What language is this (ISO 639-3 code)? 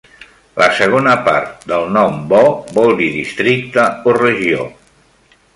cat